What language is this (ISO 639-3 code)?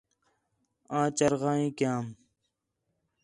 xhe